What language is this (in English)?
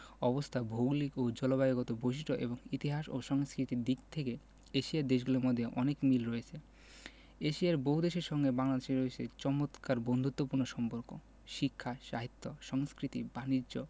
Bangla